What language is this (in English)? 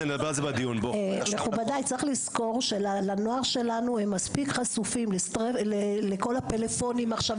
Hebrew